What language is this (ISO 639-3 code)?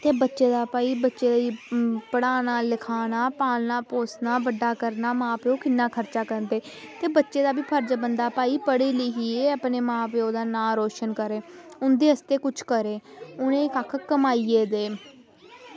doi